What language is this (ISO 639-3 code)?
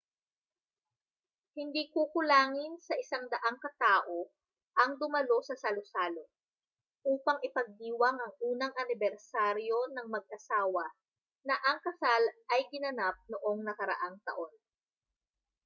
fil